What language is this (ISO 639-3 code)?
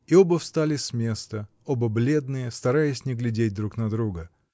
rus